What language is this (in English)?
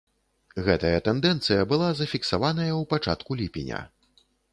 Belarusian